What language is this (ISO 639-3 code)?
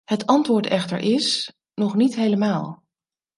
nld